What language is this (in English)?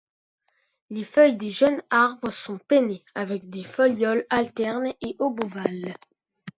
French